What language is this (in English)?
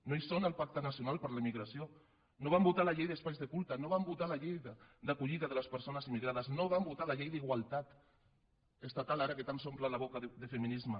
Catalan